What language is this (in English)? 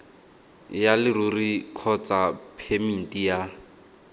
Tswana